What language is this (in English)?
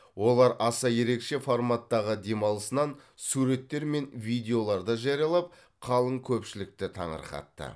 Kazakh